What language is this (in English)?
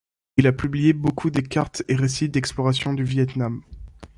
French